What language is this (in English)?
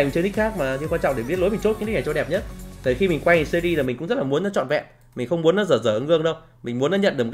Vietnamese